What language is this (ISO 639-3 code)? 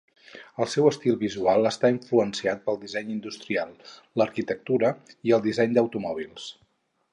cat